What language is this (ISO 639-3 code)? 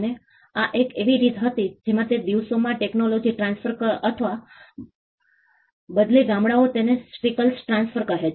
guj